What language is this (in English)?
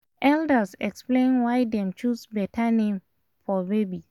Nigerian Pidgin